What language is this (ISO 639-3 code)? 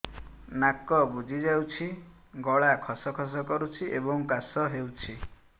ori